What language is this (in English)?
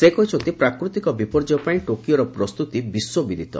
Odia